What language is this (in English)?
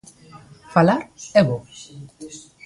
Galician